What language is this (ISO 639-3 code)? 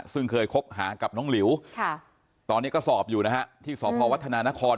tha